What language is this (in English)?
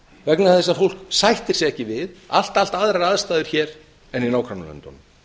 Icelandic